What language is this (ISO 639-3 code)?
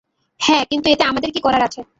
ben